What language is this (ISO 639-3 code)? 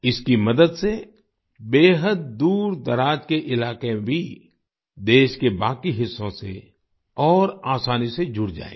hin